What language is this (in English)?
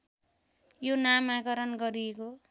Nepali